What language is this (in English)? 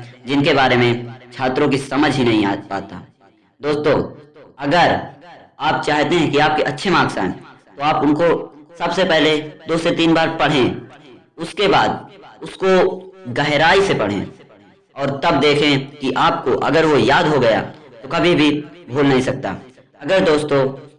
Hindi